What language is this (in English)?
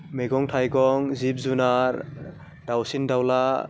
Bodo